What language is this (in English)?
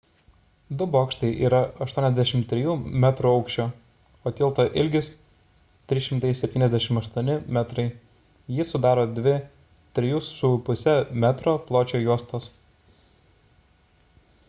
Lithuanian